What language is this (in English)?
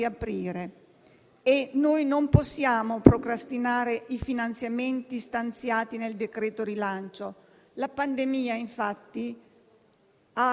Italian